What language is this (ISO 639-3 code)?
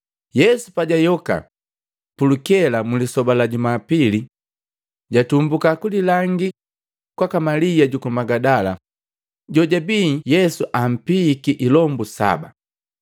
mgv